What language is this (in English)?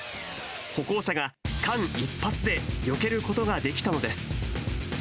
Japanese